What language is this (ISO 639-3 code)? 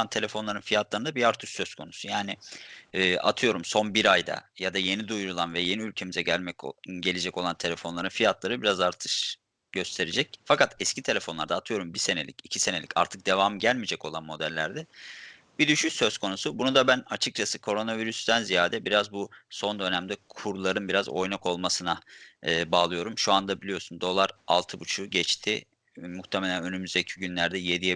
tur